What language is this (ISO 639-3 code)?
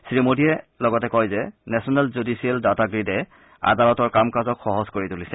asm